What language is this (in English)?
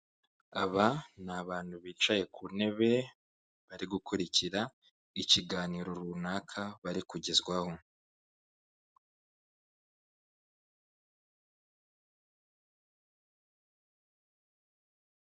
Kinyarwanda